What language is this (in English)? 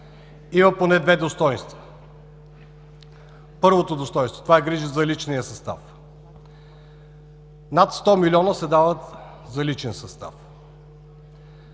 Bulgarian